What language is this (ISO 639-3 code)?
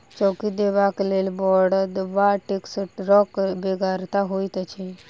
mai